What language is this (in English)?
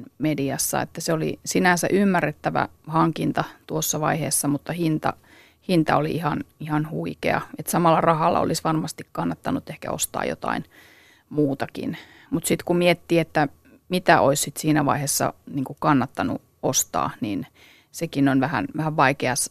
Finnish